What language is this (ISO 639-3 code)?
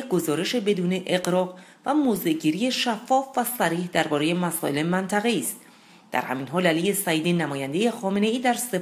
fas